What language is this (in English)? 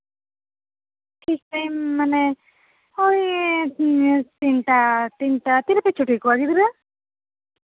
Santali